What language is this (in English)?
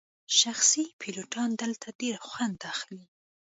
Pashto